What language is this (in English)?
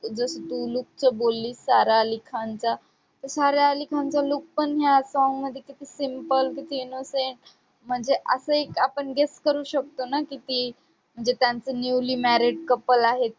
Marathi